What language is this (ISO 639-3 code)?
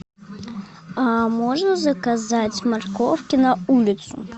rus